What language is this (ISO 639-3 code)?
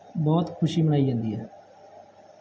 pan